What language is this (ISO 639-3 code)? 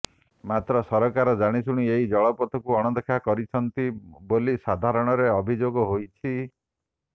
ori